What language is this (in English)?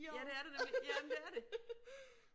Danish